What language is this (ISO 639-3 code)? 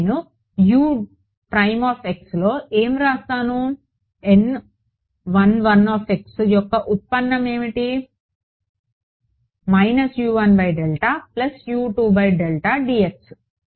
tel